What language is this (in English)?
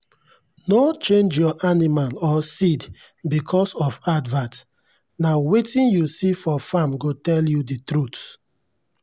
Nigerian Pidgin